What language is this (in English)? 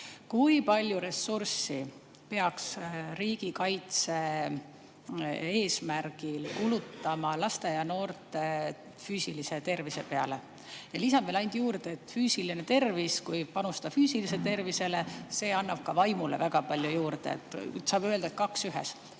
Estonian